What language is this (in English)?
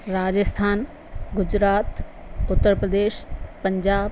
Sindhi